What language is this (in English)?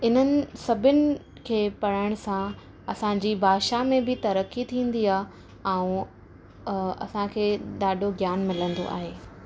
Sindhi